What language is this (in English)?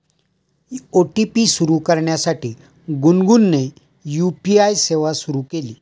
Marathi